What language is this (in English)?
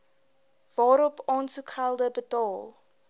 Afrikaans